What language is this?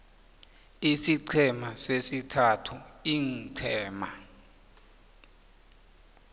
South Ndebele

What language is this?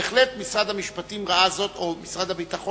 Hebrew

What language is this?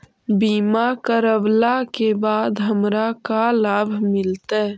Magahi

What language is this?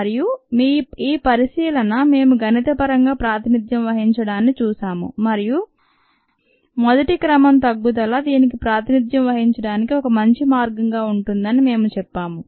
Telugu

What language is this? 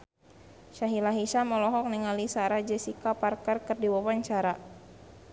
Sundanese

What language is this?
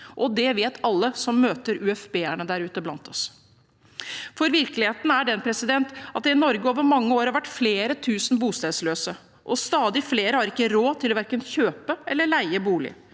Norwegian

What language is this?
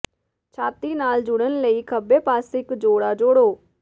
Punjabi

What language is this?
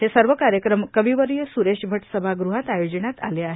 Marathi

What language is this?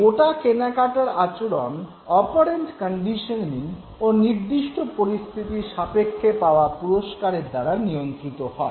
Bangla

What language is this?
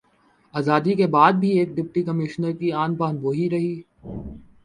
Urdu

